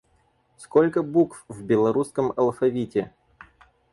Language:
Russian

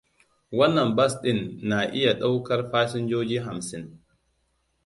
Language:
Hausa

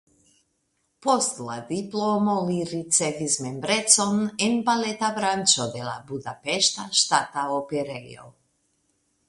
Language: Esperanto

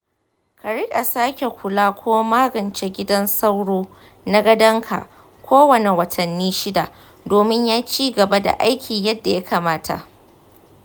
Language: Hausa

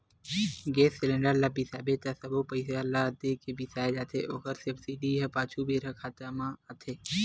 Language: Chhattisgarhi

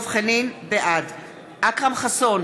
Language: Hebrew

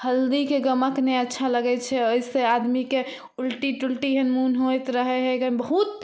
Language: Maithili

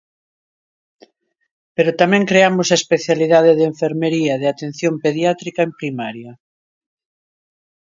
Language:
Galician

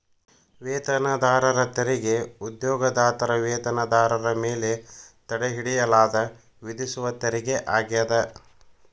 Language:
Kannada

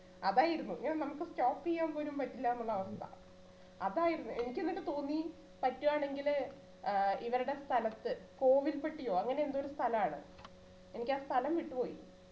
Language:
Malayalam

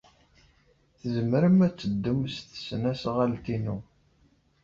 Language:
Kabyle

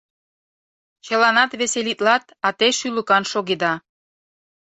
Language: Mari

